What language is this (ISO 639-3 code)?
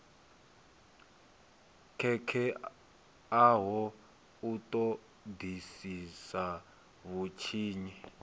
ven